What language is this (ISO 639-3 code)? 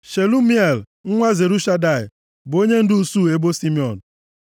ibo